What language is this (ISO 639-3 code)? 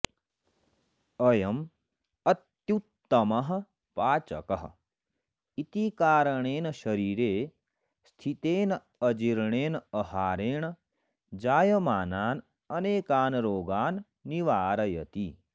san